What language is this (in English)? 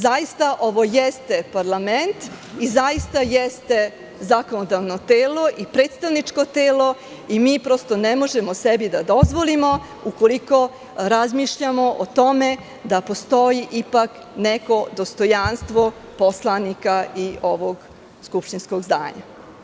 Serbian